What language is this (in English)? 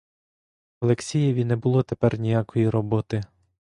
Ukrainian